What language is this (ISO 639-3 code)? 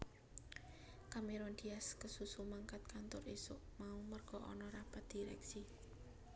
jav